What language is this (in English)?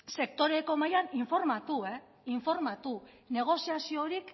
Basque